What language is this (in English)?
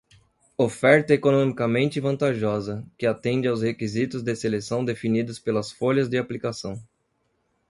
Portuguese